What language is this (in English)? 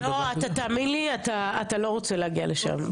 Hebrew